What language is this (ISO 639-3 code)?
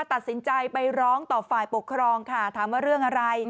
tha